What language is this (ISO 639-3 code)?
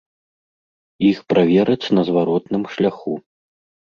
bel